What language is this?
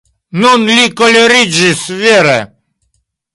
Esperanto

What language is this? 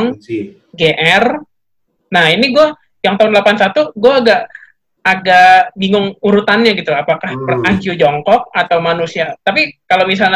Indonesian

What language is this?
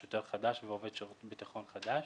Hebrew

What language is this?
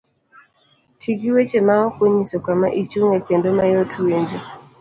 Luo (Kenya and Tanzania)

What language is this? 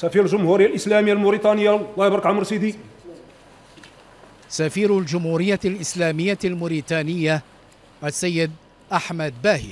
Arabic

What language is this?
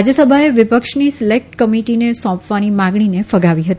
Gujarati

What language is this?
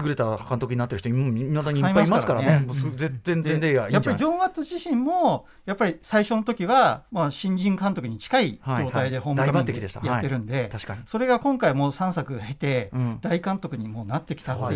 Japanese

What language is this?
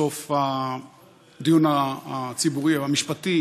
Hebrew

